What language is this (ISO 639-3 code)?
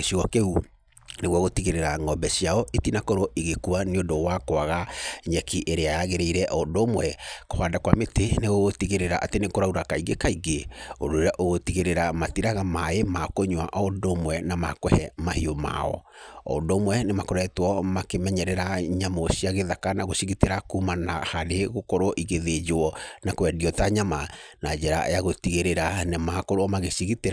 kik